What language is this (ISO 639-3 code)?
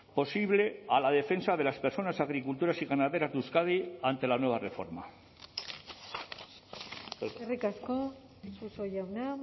spa